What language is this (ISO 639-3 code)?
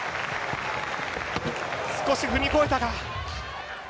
jpn